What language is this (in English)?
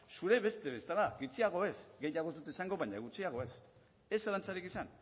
Basque